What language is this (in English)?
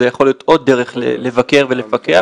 Hebrew